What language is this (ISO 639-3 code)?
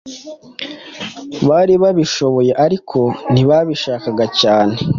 kin